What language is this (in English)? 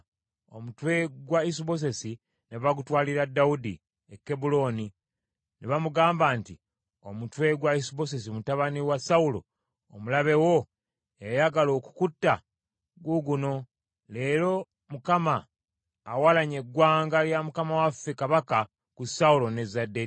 Ganda